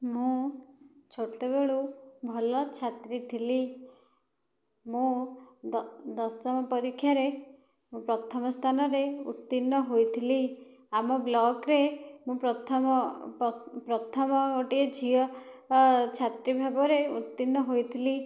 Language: Odia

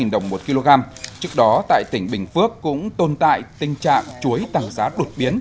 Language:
Vietnamese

